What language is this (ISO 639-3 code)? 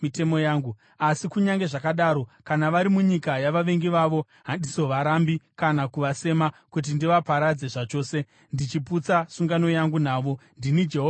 sna